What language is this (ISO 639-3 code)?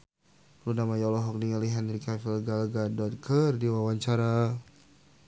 sun